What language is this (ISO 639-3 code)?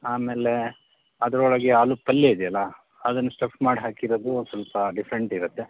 kan